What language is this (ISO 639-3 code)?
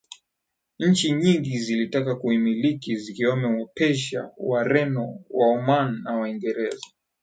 swa